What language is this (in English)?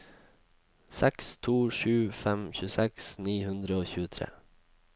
Norwegian